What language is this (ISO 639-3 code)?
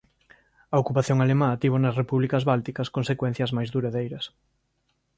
glg